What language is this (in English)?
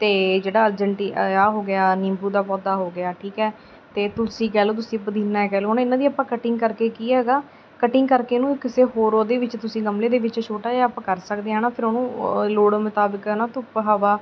Punjabi